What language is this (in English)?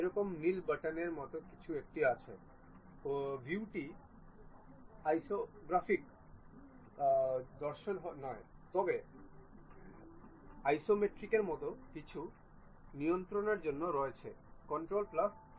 Bangla